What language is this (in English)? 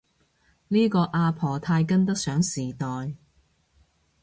Cantonese